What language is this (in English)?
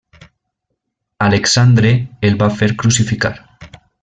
Catalan